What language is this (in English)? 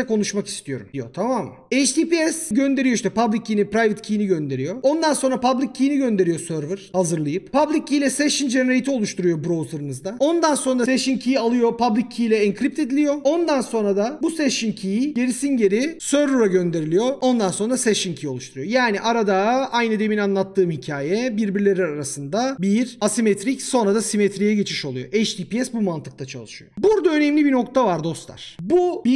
Turkish